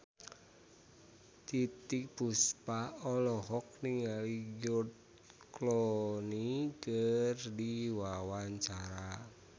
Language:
Sundanese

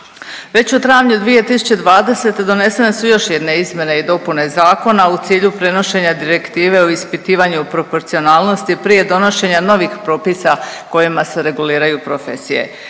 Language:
Croatian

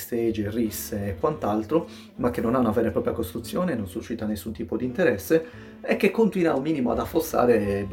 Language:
Italian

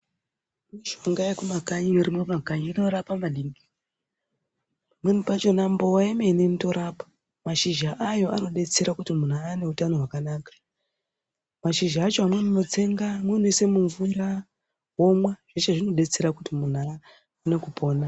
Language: Ndau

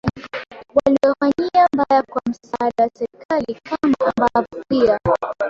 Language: Swahili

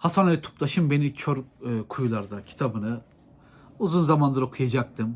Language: Turkish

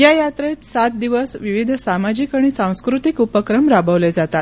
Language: Marathi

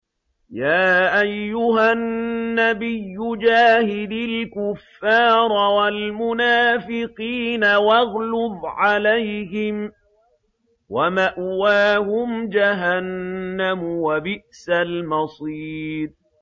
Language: Arabic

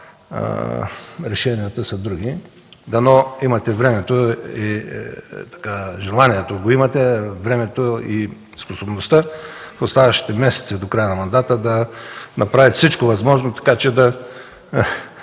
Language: Bulgarian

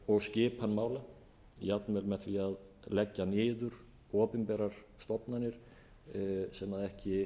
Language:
Icelandic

